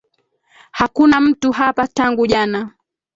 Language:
Swahili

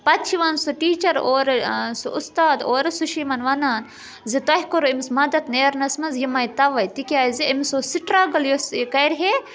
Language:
Kashmiri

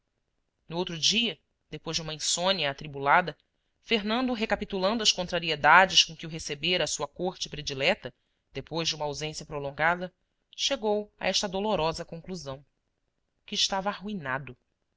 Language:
Portuguese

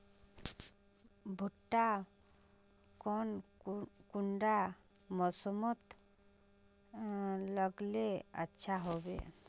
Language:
Magahi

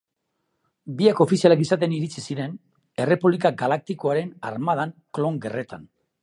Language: Basque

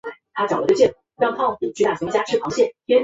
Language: Chinese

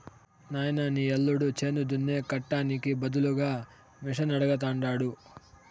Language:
Telugu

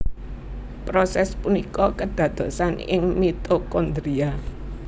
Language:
Javanese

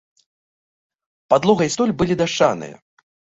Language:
Belarusian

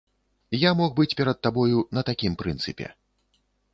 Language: Belarusian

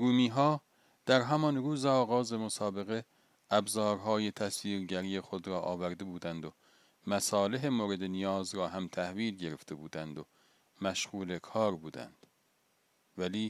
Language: Persian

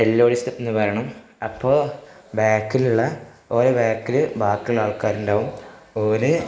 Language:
Malayalam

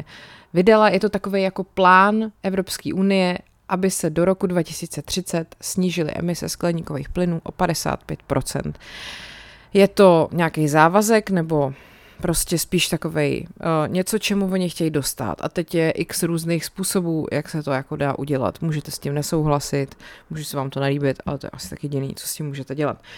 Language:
Czech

